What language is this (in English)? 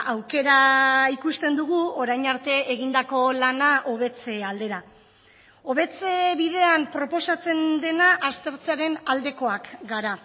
Basque